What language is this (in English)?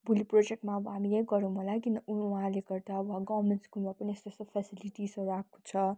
Nepali